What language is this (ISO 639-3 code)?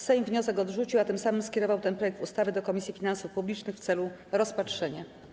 pol